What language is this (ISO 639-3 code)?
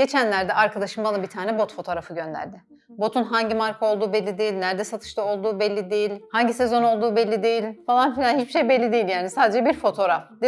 tur